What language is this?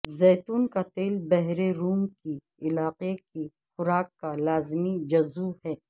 Urdu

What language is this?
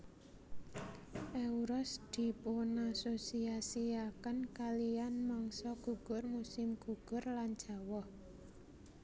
Javanese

